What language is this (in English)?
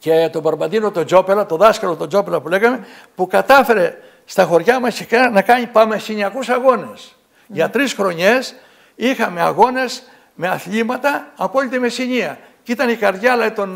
Greek